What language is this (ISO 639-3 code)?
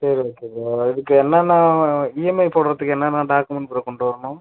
tam